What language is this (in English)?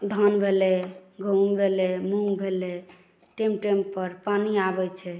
Maithili